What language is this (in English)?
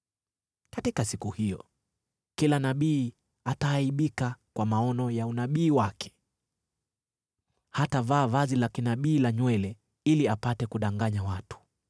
Swahili